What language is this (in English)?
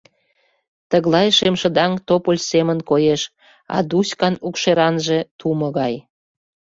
Mari